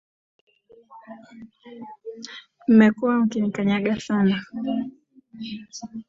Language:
Swahili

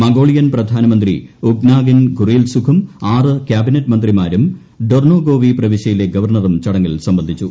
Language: Malayalam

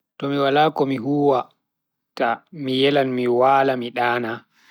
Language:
Bagirmi Fulfulde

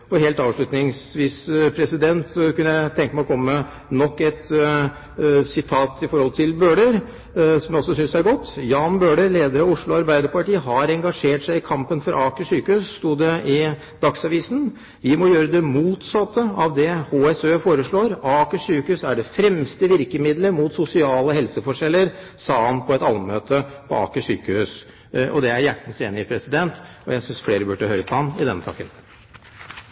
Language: Norwegian Bokmål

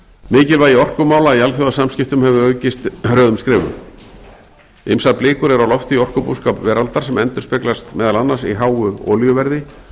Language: Icelandic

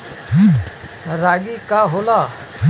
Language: Bhojpuri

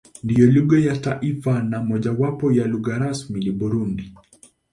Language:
Swahili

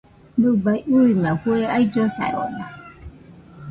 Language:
Nüpode Huitoto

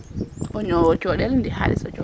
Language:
Serer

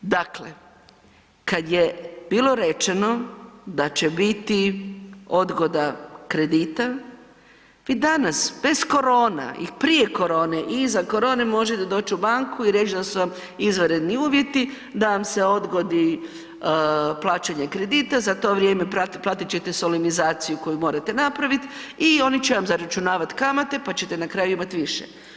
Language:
Croatian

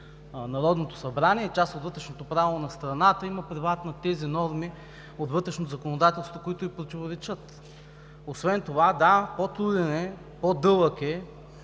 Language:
Bulgarian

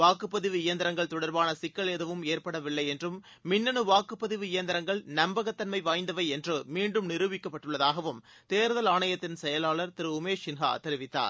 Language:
Tamil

